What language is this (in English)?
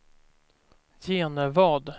Swedish